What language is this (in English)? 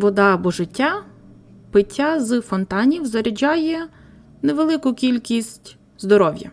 Ukrainian